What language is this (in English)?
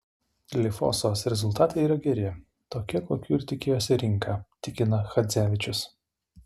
Lithuanian